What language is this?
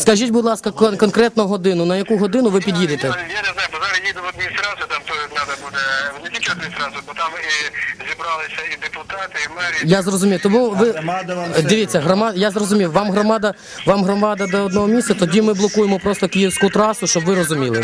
Ukrainian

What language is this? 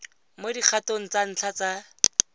Tswana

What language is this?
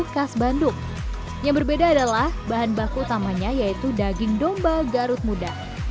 Indonesian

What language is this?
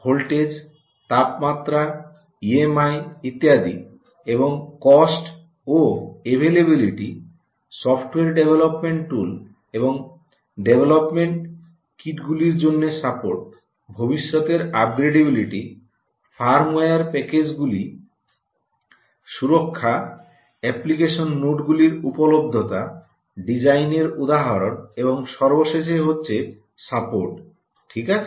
Bangla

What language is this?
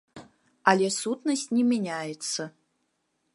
Belarusian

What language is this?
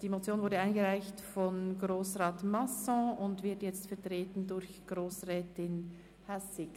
Swiss German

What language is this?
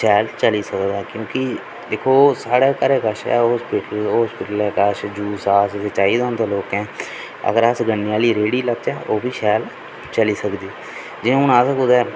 Dogri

